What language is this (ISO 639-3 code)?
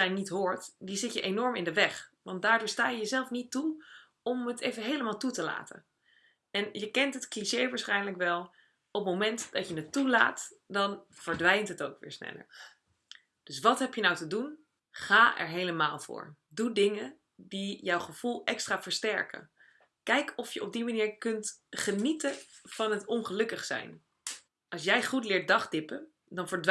nld